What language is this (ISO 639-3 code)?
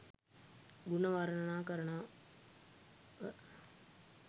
sin